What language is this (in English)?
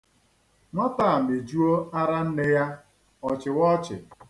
Igbo